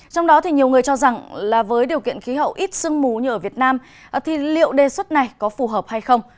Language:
Vietnamese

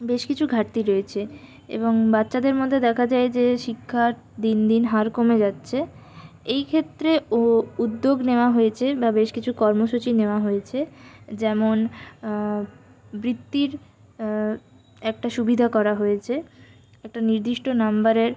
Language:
Bangla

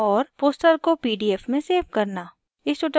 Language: Hindi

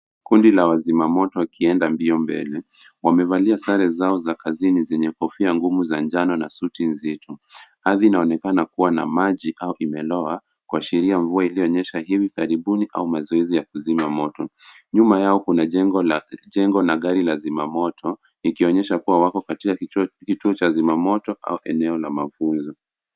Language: Swahili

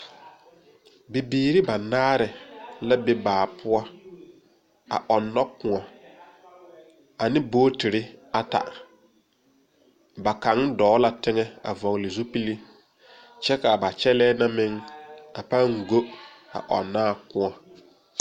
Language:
Southern Dagaare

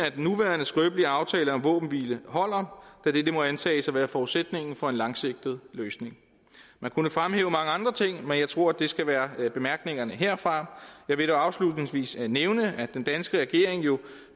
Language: Danish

